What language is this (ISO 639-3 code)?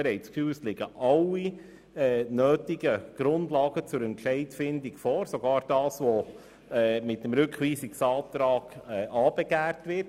gsw